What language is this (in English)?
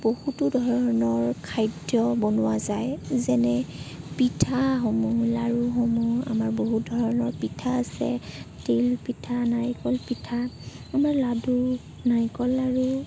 Assamese